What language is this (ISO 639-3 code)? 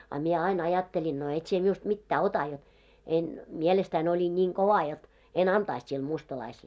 fin